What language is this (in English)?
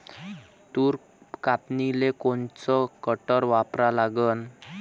Marathi